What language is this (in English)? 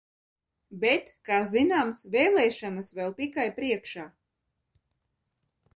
Latvian